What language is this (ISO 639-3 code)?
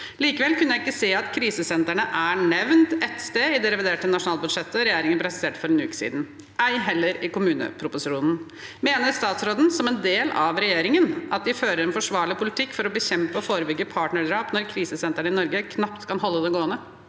nor